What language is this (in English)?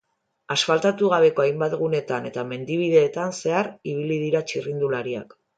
Basque